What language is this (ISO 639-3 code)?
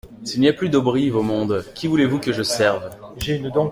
fra